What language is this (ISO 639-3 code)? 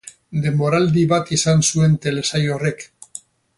eus